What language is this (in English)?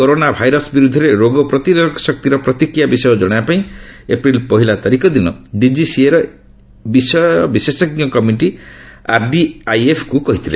Odia